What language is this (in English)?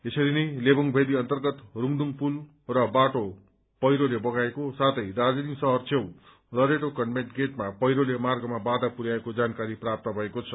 Nepali